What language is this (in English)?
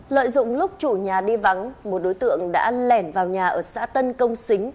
Vietnamese